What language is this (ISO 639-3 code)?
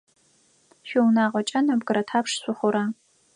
ady